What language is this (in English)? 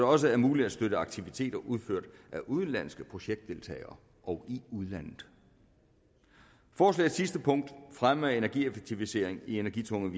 Danish